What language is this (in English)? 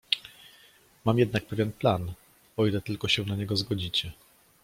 Polish